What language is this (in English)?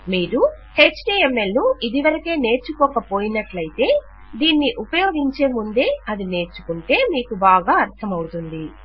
Telugu